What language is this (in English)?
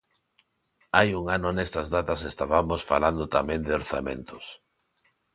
Galician